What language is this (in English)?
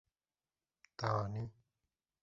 Kurdish